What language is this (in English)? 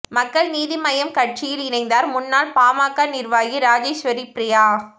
Tamil